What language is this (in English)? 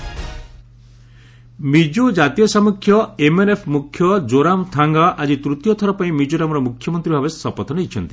Odia